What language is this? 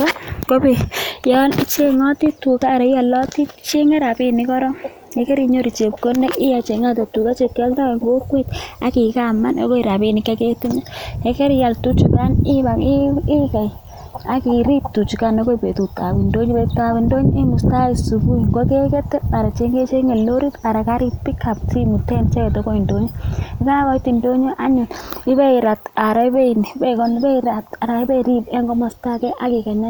Kalenjin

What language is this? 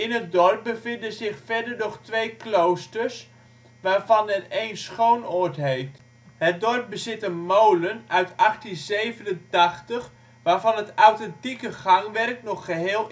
Dutch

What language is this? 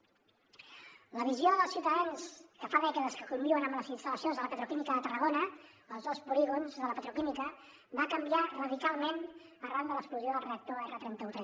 Catalan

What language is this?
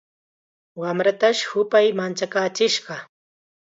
Chiquián Ancash Quechua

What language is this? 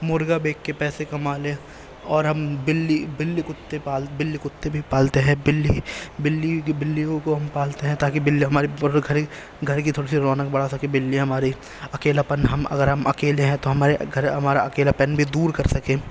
Urdu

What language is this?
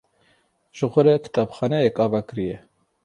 Kurdish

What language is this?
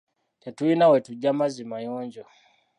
Ganda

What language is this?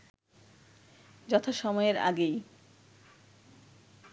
Bangla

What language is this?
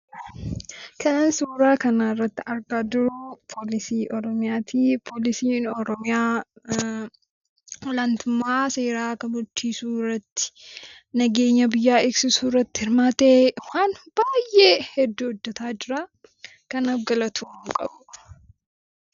Oromo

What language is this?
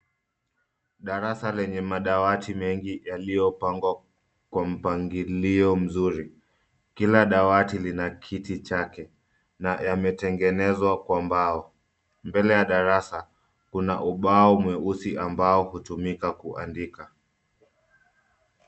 Swahili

